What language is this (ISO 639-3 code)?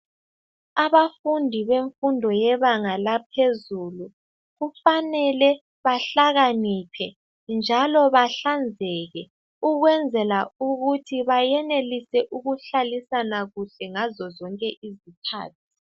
nde